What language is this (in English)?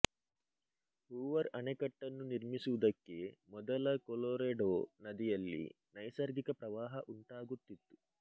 Kannada